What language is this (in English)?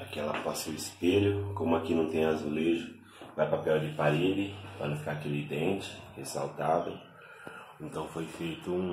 Portuguese